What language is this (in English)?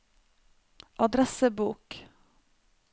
Norwegian